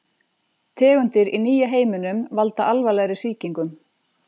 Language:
Icelandic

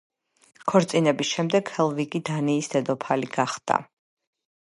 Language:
Georgian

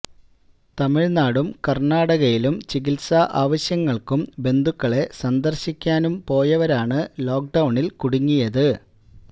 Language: Malayalam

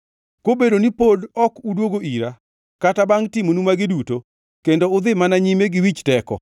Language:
Luo (Kenya and Tanzania)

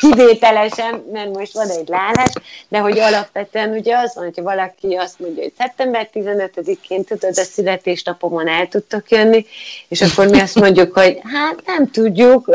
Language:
Hungarian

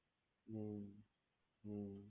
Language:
Gujarati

